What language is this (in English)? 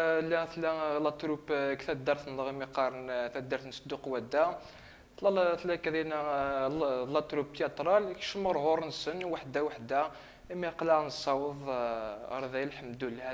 Arabic